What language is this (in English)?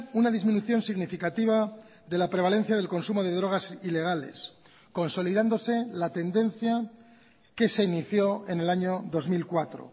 Spanish